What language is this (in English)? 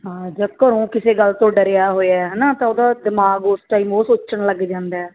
Punjabi